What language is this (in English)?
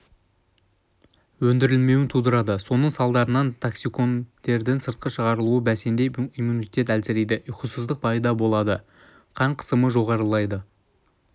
Kazakh